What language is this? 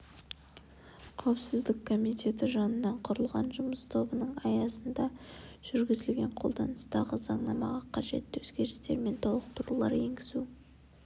Kazakh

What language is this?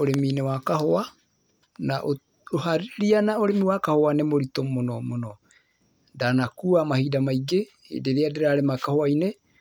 Kikuyu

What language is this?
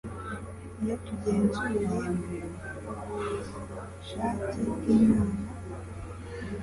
Kinyarwanda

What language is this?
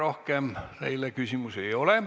Estonian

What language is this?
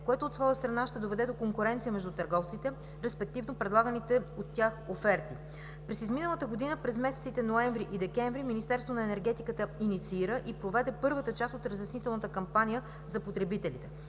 Bulgarian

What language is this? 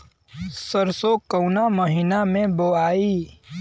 Bhojpuri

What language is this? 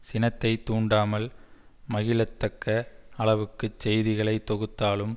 Tamil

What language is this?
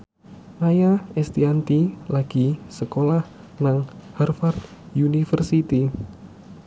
Javanese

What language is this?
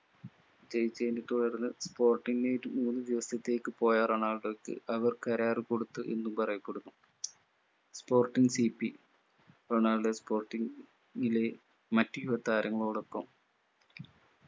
Malayalam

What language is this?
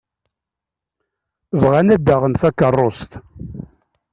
Kabyle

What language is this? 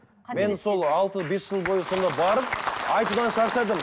Kazakh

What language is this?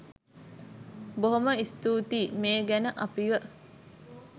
Sinhala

